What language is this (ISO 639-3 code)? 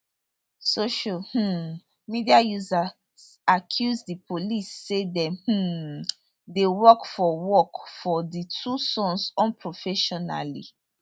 pcm